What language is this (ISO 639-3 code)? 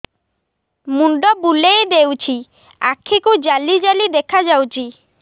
ori